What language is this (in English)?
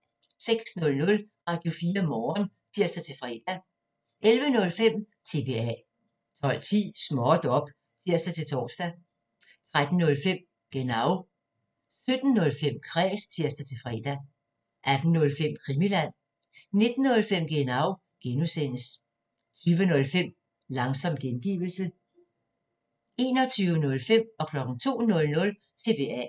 Danish